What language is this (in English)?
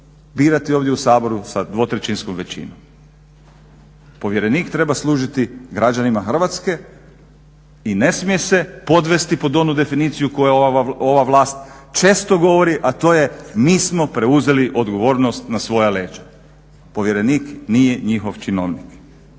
Croatian